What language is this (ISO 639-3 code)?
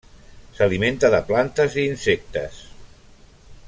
cat